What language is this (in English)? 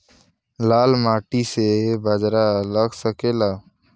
Bhojpuri